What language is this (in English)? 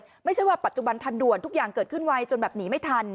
Thai